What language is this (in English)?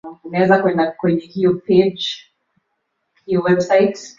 Swahili